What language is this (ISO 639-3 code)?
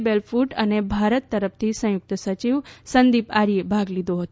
guj